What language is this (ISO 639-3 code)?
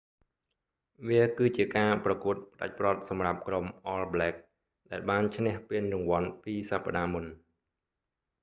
khm